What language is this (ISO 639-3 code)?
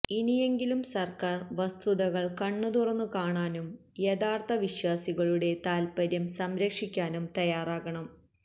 mal